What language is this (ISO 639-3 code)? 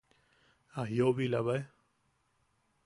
yaq